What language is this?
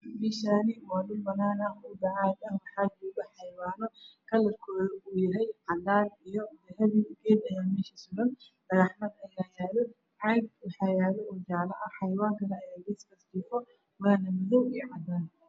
Somali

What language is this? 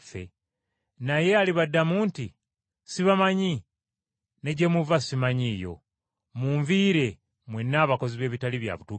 Ganda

